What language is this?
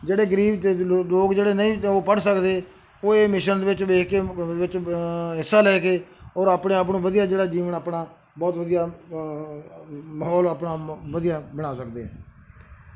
Punjabi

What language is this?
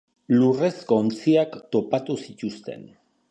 Basque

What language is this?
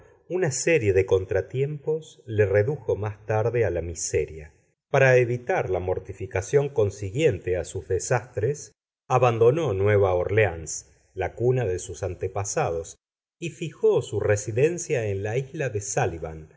Spanish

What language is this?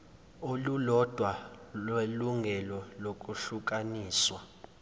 Zulu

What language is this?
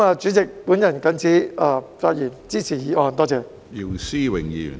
Cantonese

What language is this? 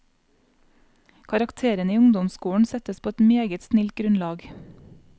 Norwegian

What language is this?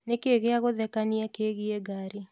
Kikuyu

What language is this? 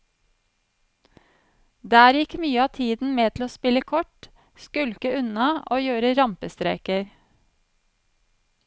Norwegian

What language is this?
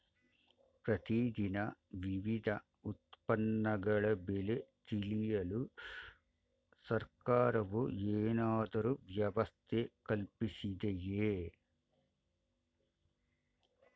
Kannada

